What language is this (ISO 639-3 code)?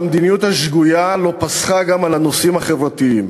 heb